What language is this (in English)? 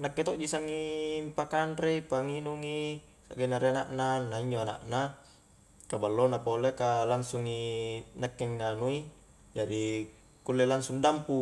Highland Konjo